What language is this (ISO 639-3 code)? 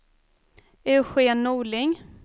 swe